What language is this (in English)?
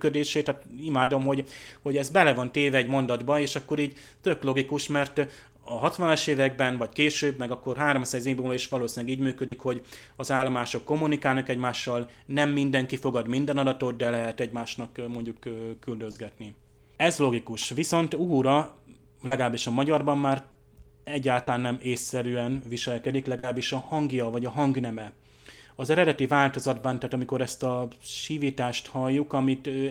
Hungarian